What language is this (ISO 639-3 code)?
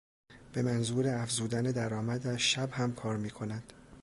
fas